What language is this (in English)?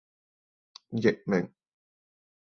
Cantonese